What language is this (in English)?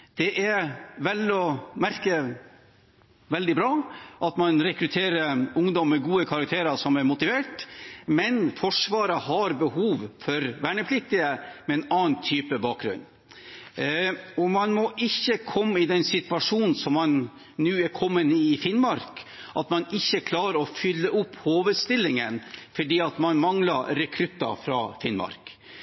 Norwegian Bokmål